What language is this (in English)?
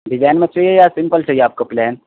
Urdu